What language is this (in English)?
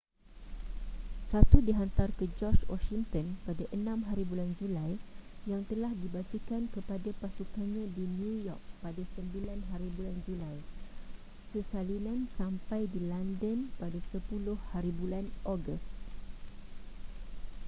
Malay